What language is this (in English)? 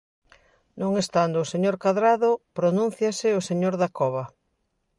Galician